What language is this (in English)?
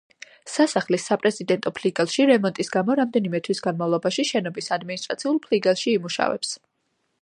Georgian